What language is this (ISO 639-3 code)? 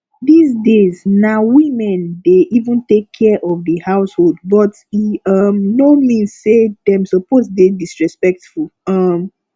pcm